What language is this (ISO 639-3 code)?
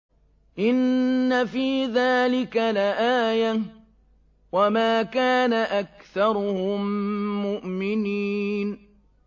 ara